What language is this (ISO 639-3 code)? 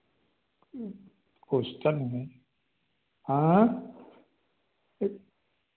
hin